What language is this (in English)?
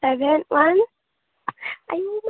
Assamese